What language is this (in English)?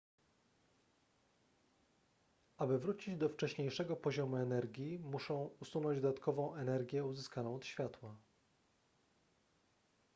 Polish